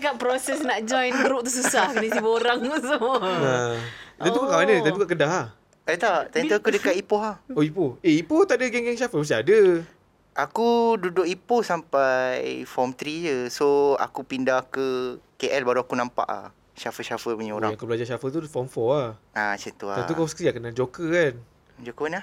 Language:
Malay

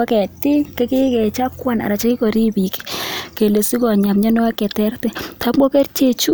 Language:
Kalenjin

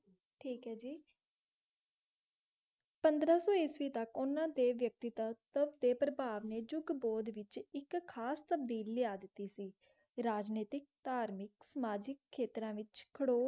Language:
Punjabi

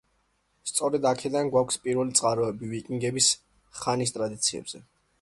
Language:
Georgian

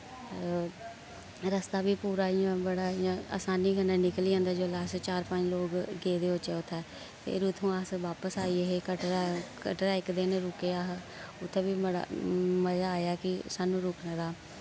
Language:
Dogri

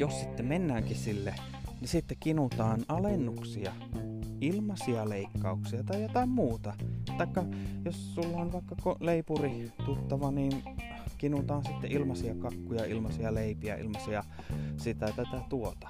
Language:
Finnish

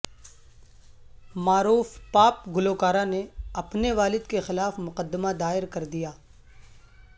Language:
Urdu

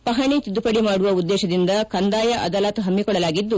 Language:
Kannada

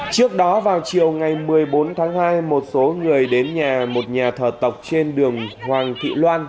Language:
Vietnamese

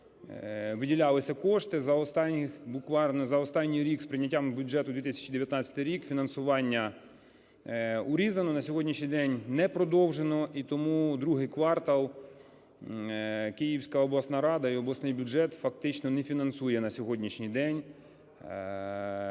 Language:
Ukrainian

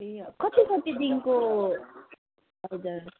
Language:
Nepali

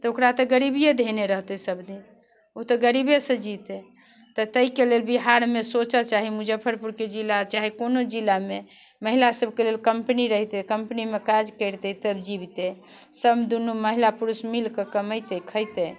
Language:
Maithili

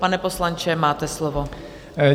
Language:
Czech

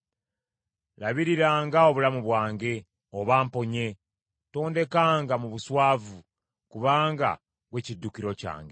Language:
Ganda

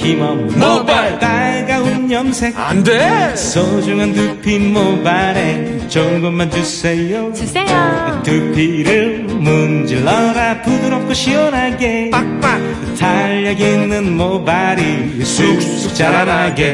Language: Korean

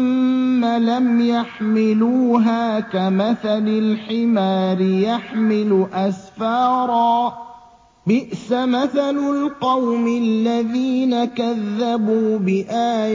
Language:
Arabic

